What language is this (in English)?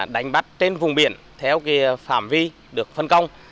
Vietnamese